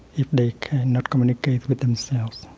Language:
English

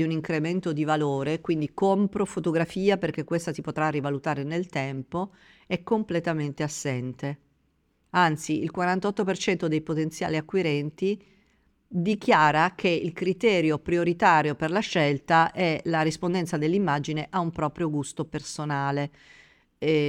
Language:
Italian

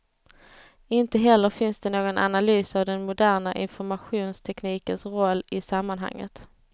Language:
Swedish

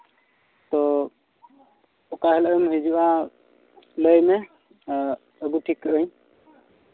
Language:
Santali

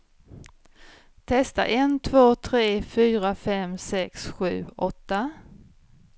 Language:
Swedish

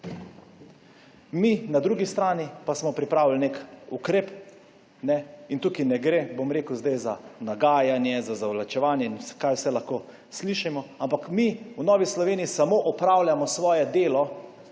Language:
Slovenian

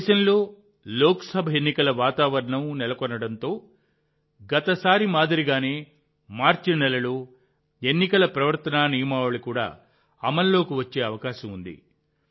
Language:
Telugu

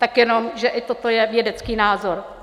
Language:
Czech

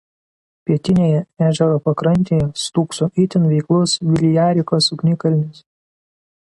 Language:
Lithuanian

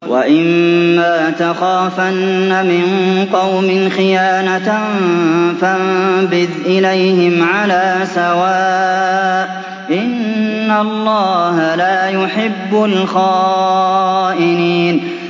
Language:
Arabic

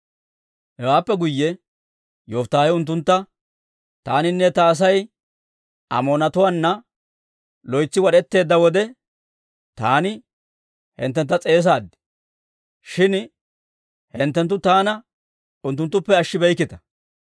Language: Dawro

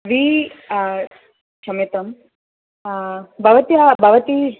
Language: Sanskrit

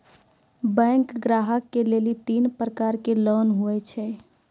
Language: Maithili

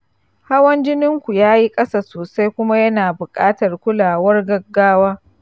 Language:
Hausa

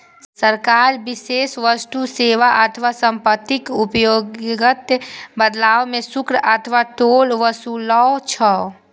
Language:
Maithili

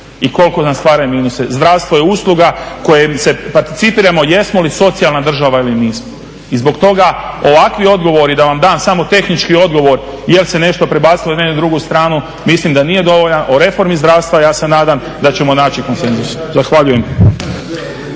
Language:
Croatian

